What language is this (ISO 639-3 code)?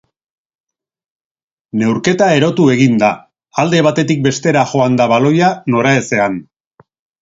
eus